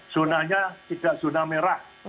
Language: Indonesian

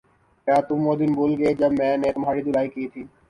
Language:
Urdu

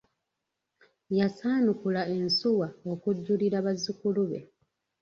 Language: Ganda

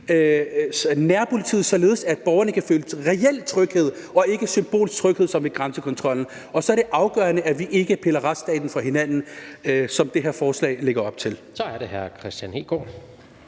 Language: Danish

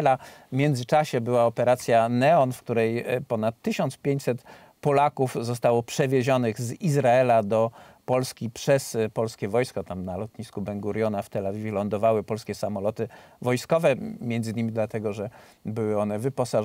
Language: Polish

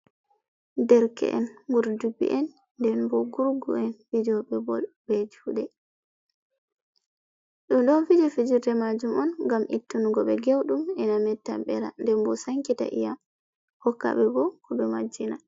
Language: Fula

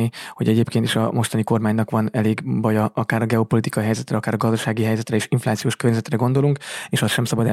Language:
Hungarian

